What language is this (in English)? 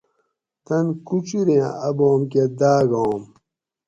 Gawri